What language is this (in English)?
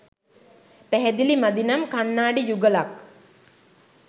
Sinhala